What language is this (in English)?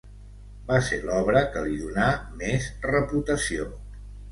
Catalan